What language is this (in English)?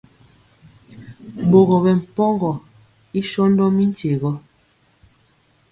Mpiemo